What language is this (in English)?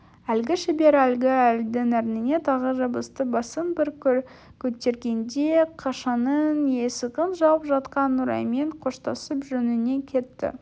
Kazakh